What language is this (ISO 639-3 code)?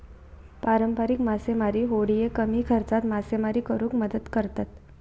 mar